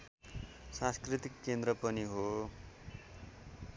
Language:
Nepali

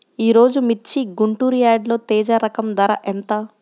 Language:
Telugu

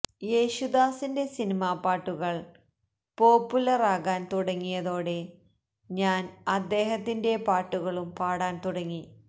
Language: Malayalam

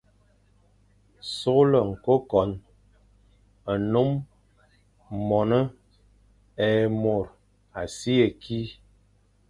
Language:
Fang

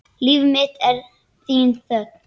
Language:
Icelandic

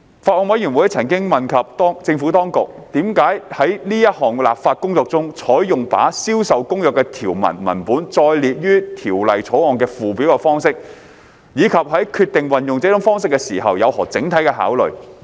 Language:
Cantonese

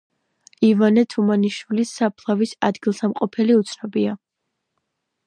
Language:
Georgian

